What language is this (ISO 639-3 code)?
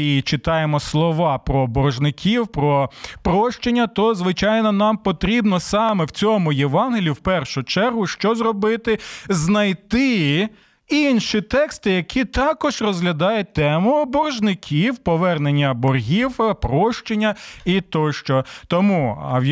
ukr